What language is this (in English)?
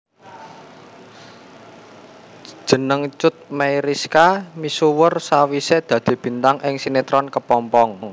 Javanese